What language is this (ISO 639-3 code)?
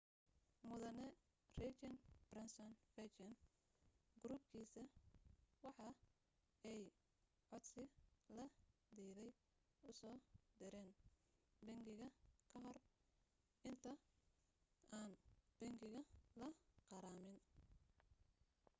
som